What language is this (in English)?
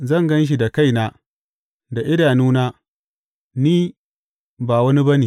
Hausa